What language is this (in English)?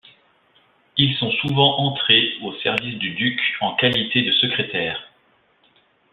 French